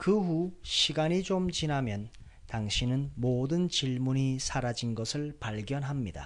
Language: Korean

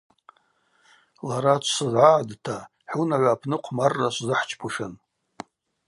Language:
Abaza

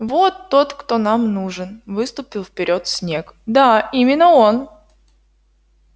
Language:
Russian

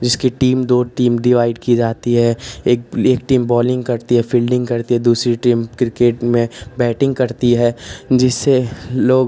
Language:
Hindi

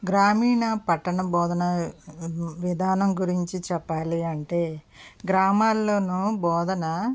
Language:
Telugu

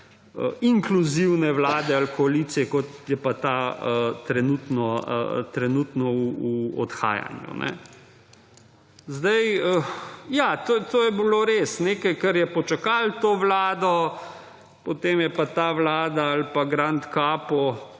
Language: Slovenian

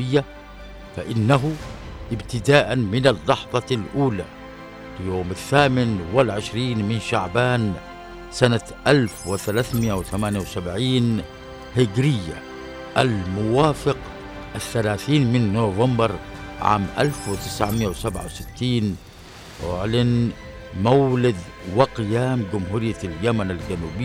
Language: Arabic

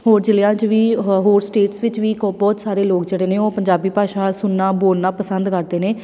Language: Punjabi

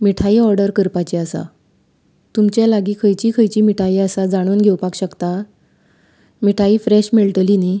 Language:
Konkani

